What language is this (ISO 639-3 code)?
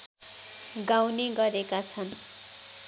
nep